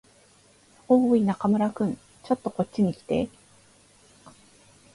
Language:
Japanese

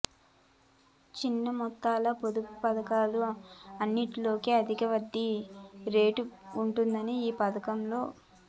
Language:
Telugu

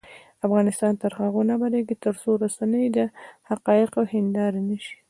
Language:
Pashto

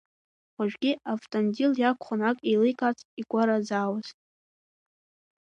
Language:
Abkhazian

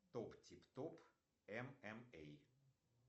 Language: Russian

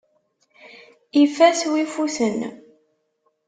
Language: Kabyle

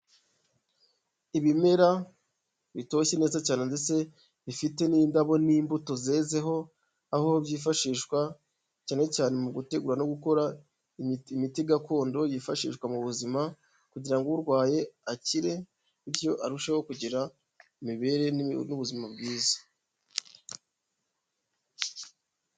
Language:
Kinyarwanda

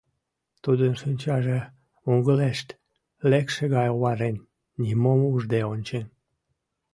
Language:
Mari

